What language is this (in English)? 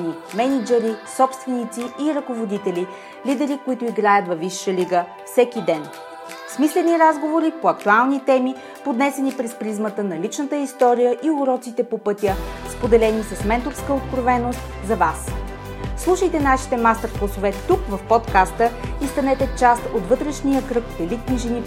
Bulgarian